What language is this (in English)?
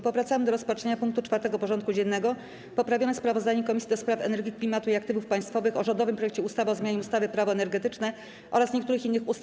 Polish